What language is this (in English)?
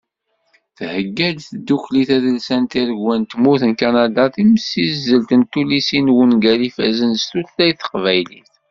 Kabyle